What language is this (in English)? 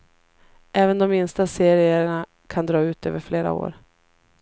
Swedish